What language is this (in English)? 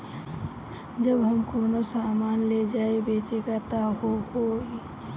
Bhojpuri